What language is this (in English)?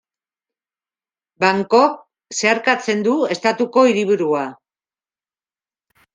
Basque